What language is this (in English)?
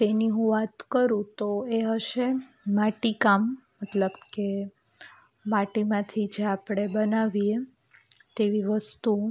Gujarati